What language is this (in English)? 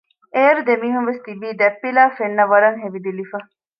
Divehi